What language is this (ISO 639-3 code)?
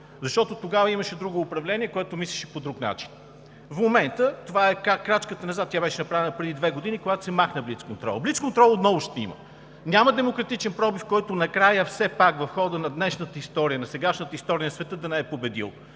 bul